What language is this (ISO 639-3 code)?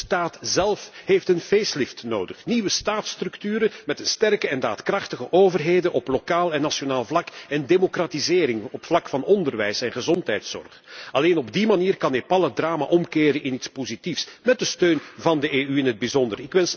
nld